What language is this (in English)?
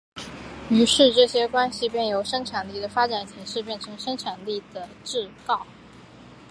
Chinese